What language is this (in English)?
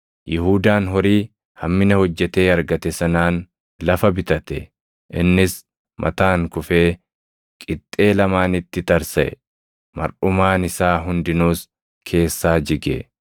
Oromo